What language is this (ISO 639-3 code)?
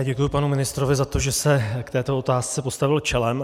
ces